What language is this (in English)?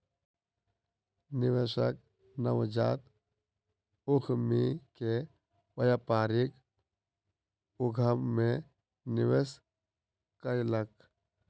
Maithili